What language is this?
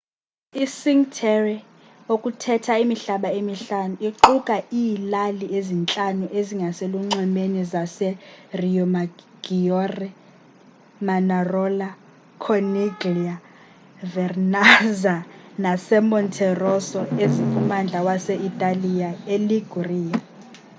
Xhosa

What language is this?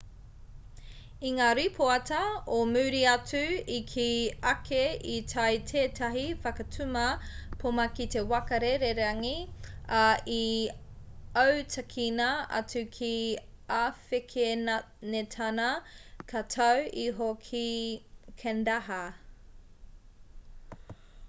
Māori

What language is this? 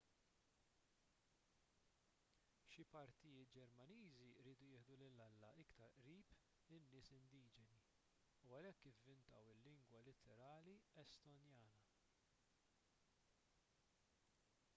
Maltese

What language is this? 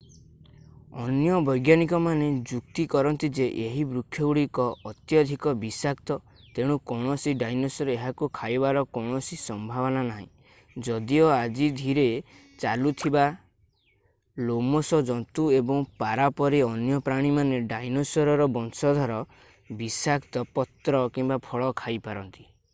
Odia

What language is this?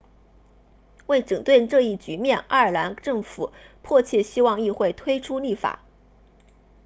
Chinese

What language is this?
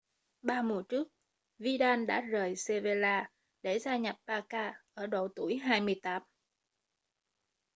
Vietnamese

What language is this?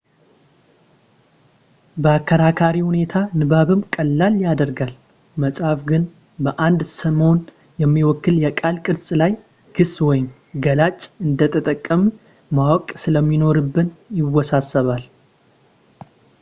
Amharic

